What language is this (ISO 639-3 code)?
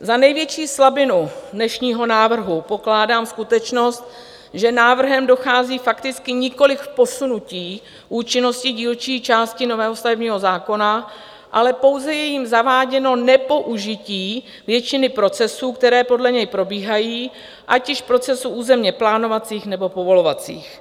ces